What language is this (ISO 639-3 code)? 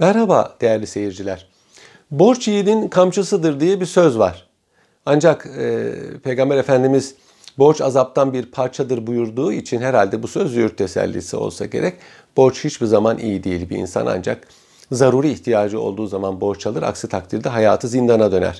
tur